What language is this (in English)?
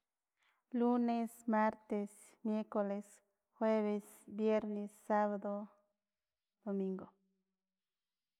Filomena Mata-Coahuitlán Totonac